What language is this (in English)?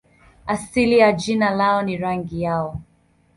Swahili